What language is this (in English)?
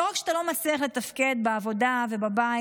Hebrew